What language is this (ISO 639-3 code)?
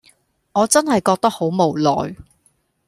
yue